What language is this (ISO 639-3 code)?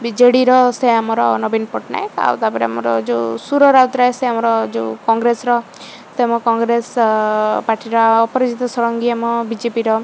ori